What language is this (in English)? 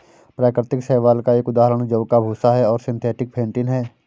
Hindi